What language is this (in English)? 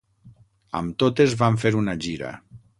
Catalan